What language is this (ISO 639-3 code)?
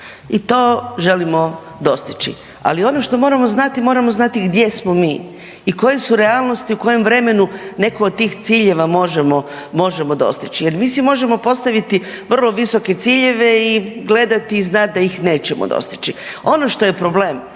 hrv